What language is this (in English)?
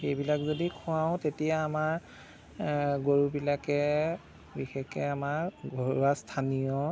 Assamese